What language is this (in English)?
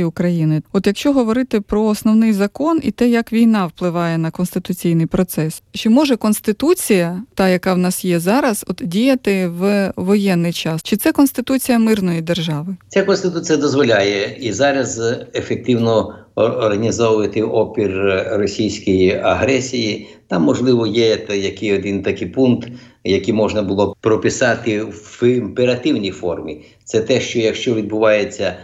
Ukrainian